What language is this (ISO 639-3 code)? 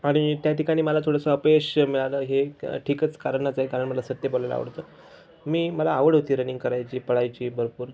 mar